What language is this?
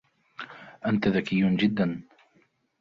Arabic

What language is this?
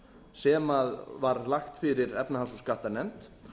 Icelandic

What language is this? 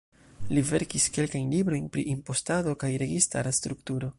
Esperanto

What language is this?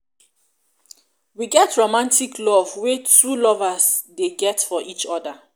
Nigerian Pidgin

